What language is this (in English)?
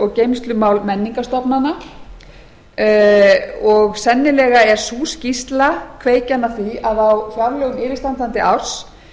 Icelandic